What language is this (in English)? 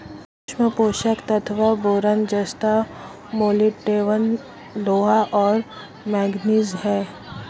Hindi